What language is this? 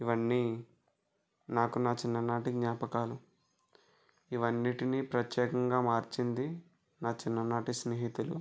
Telugu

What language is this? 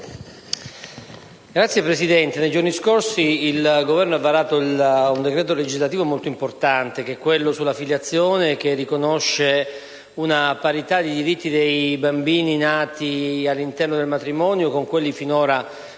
Italian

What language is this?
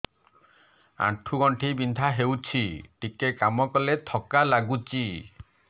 Odia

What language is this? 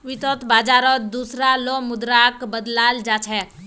Magahi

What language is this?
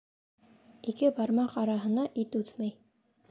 Bashkir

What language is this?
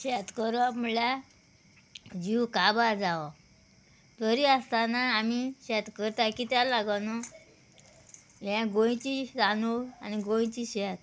Konkani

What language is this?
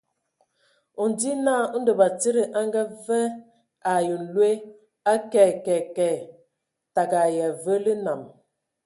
Ewondo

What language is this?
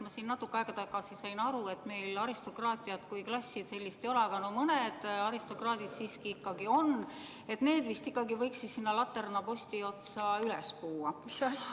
Estonian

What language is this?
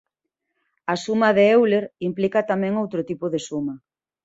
Galician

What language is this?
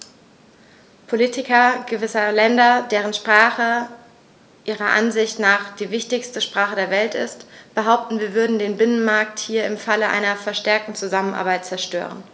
German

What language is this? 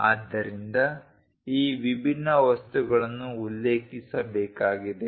Kannada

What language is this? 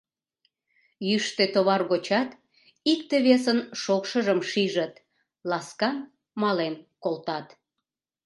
Mari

